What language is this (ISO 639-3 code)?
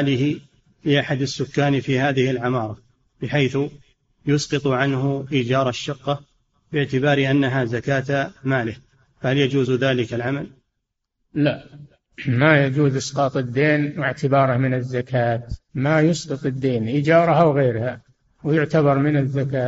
ara